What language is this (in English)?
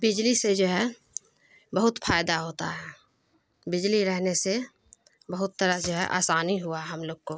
Urdu